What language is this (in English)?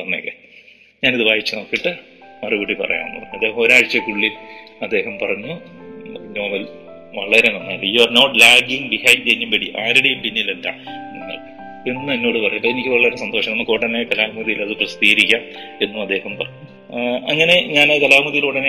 Malayalam